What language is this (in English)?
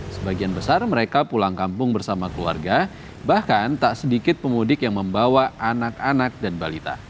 Indonesian